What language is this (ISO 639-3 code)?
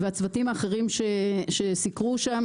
heb